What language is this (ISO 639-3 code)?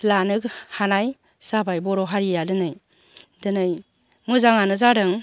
brx